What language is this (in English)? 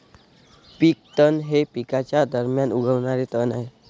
Marathi